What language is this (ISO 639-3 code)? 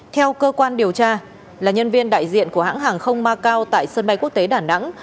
vie